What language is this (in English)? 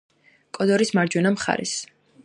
Georgian